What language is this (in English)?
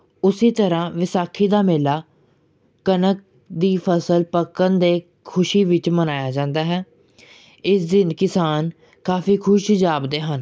Punjabi